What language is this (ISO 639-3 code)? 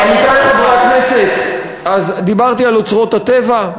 heb